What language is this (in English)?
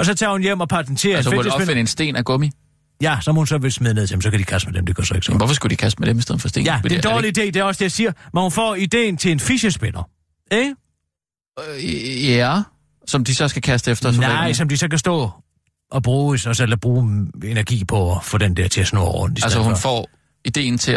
Danish